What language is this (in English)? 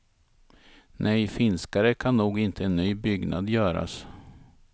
Swedish